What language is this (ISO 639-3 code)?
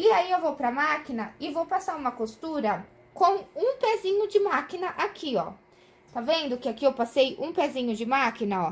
por